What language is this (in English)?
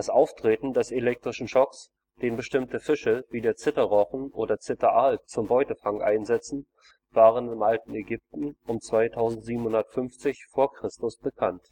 German